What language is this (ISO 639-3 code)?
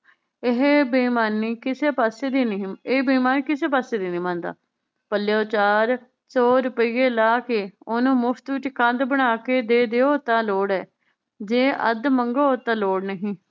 pan